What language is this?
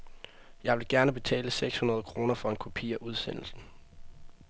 Danish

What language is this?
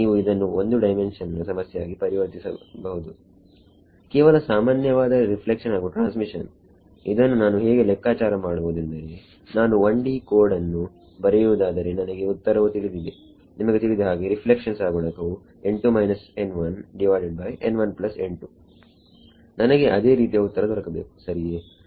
Kannada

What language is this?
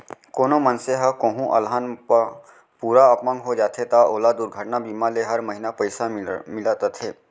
Chhattisgarhi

